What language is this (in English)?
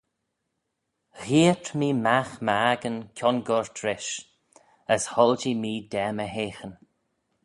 Manx